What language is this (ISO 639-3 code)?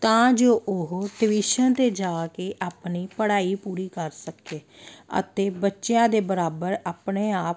pan